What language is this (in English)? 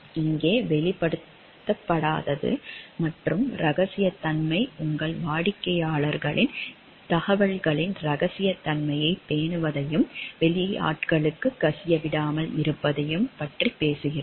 Tamil